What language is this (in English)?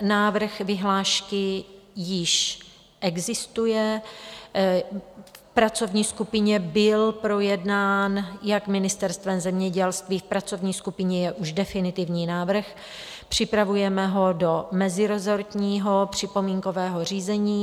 Czech